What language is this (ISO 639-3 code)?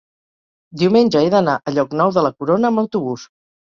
cat